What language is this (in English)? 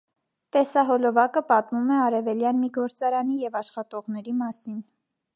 Armenian